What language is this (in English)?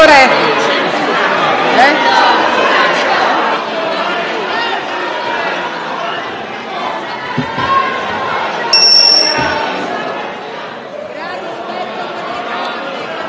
Italian